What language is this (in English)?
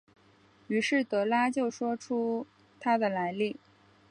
Chinese